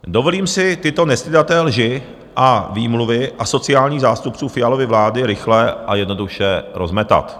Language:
Czech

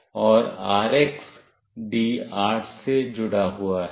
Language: Hindi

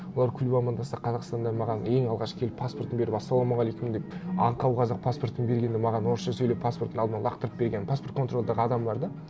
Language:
Kazakh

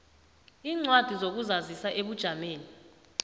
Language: South Ndebele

